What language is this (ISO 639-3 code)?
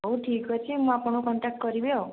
ori